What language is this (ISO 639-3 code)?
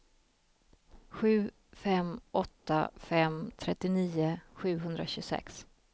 swe